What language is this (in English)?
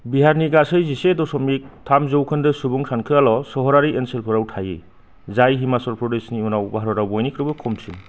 Bodo